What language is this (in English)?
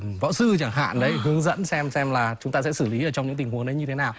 Vietnamese